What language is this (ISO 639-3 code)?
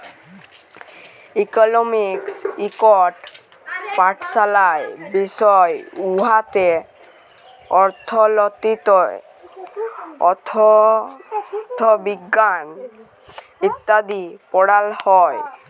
ben